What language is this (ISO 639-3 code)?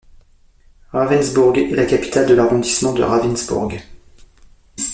fra